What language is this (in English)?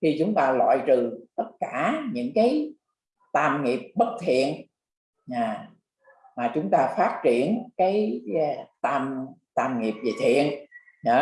Vietnamese